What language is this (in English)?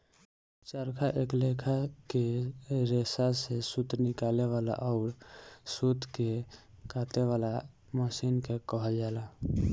Bhojpuri